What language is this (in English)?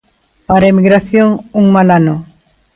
Galician